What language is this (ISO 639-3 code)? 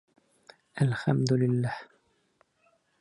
bak